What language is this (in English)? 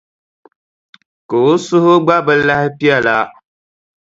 Dagbani